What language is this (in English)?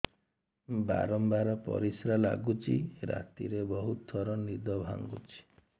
Odia